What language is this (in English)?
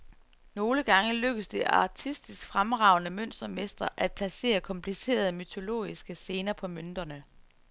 Danish